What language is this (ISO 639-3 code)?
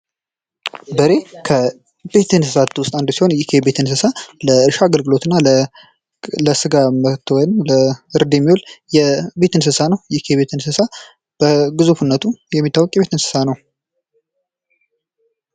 amh